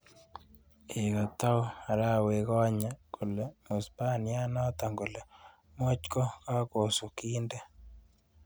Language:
Kalenjin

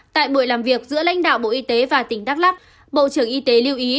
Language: Vietnamese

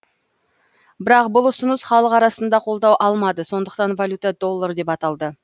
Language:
Kazakh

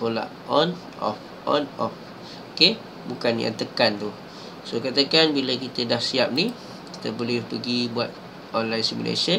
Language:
Malay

